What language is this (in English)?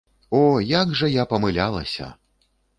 Belarusian